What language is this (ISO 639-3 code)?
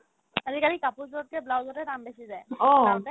asm